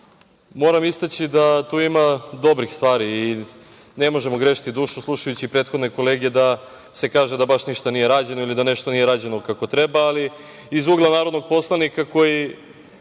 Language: Serbian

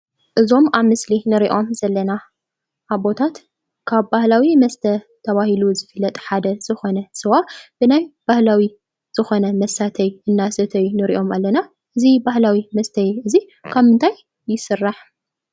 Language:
Tigrinya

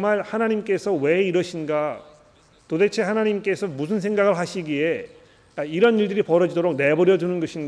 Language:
Korean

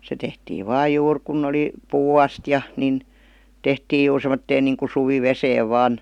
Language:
Finnish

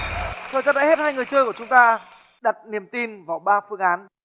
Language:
Vietnamese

